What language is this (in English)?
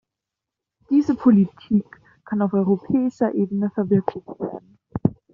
German